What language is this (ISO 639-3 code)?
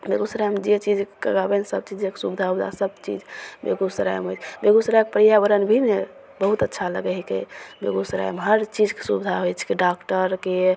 mai